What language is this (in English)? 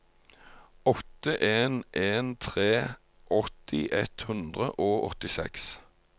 Norwegian